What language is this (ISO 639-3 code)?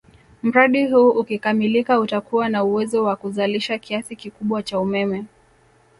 swa